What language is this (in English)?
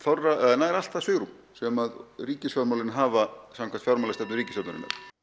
Icelandic